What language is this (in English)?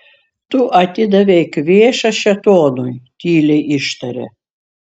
Lithuanian